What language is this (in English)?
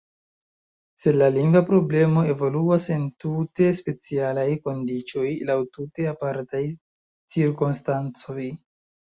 Esperanto